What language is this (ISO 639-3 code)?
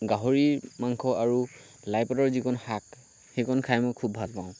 asm